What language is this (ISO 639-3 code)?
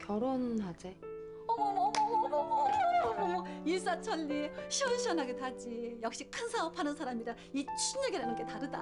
kor